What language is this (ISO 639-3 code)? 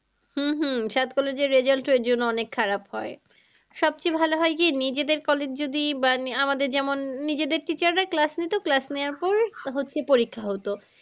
ben